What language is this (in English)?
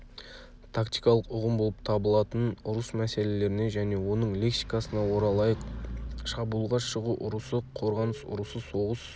Kazakh